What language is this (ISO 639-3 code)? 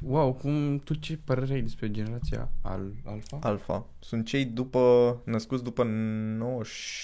ron